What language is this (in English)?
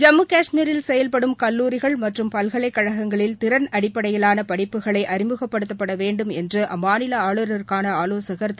Tamil